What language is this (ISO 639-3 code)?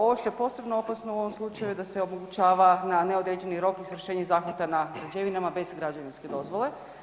hrv